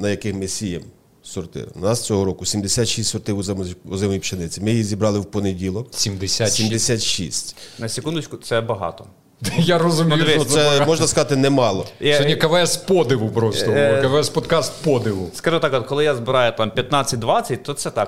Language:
Ukrainian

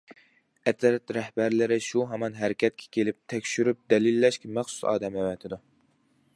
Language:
Uyghur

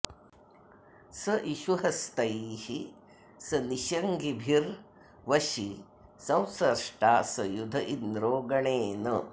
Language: Sanskrit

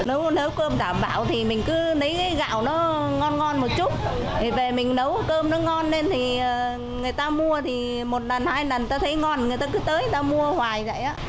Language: Vietnamese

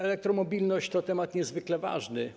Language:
Polish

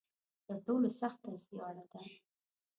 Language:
Pashto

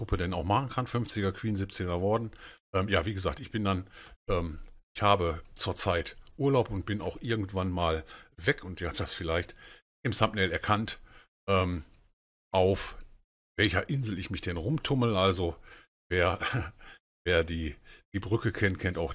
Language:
German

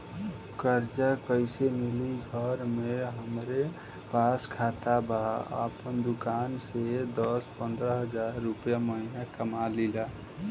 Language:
Bhojpuri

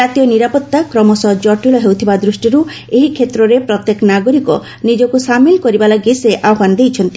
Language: Odia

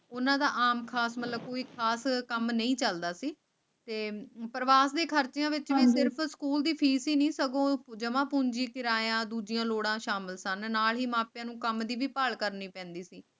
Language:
Punjabi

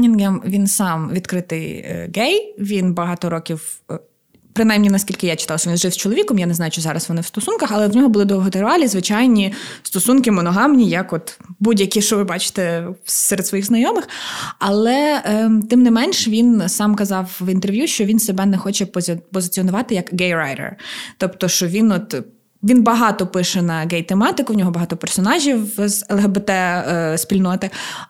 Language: Ukrainian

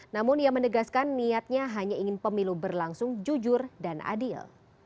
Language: Indonesian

